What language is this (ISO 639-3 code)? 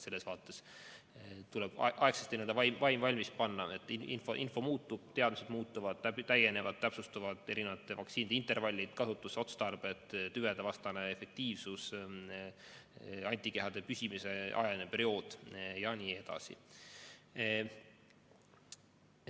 est